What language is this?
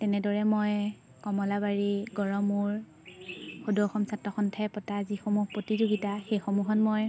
Assamese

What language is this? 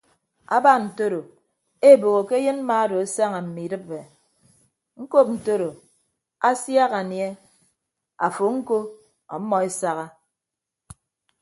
Ibibio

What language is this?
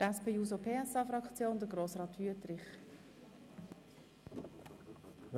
Swiss German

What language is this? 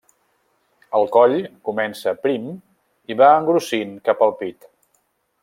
Catalan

